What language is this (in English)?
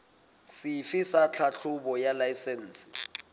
Southern Sotho